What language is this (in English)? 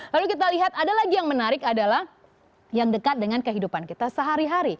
Indonesian